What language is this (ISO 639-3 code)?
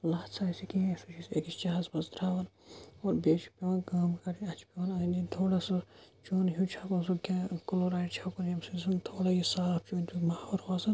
kas